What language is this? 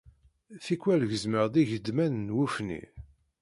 Kabyle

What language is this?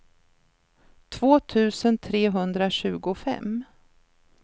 Swedish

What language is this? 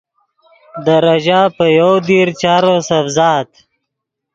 Yidgha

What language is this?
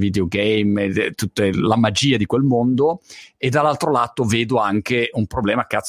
Italian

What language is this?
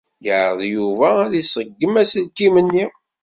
Kabyle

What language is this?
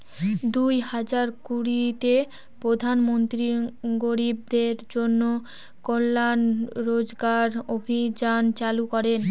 Bangla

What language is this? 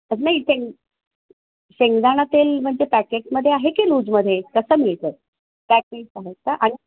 Marathi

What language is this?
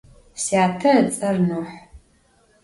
Adyghe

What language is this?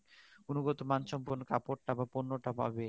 Bangla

